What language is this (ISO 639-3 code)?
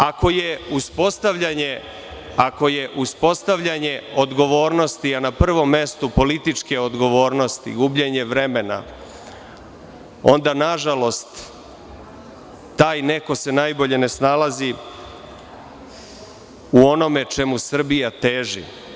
srp